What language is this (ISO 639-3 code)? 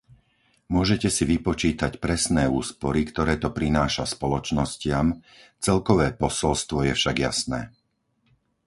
slk